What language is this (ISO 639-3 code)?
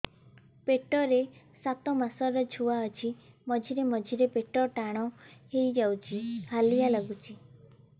ori